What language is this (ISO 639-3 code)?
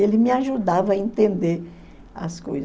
por